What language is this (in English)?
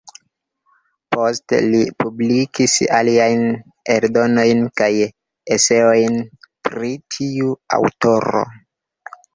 Esperanto